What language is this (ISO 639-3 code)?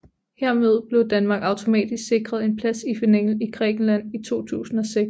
dan